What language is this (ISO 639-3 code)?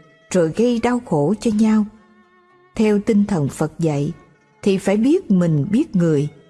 vie